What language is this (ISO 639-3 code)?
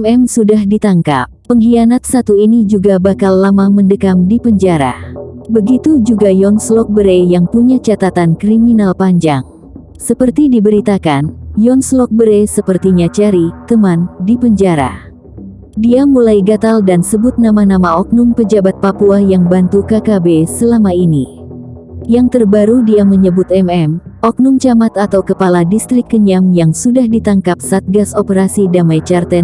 ind